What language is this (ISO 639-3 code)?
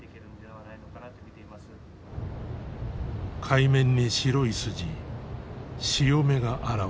jpn